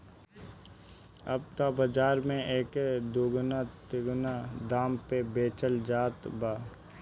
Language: Bhojpuri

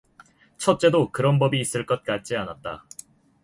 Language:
Korean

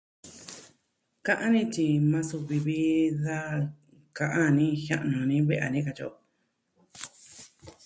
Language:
Southwestern Tlaxiaco Mixtec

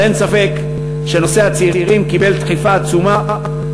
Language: Hebrew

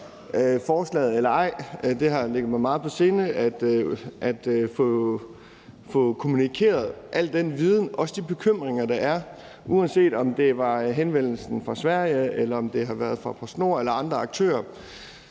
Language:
Danish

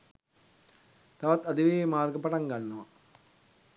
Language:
Sinhala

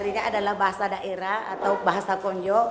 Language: Indonesian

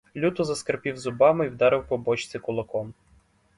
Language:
Ukrainian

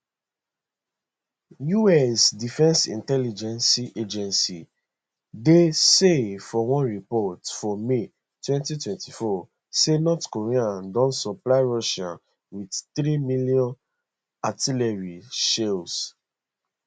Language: Nigerian Pidgin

